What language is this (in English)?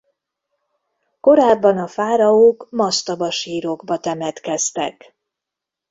Hungarian